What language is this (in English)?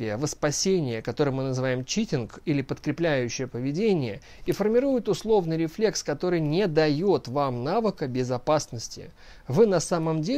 Russian